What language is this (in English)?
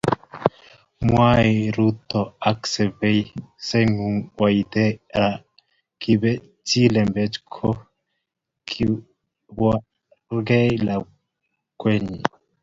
Kalenjin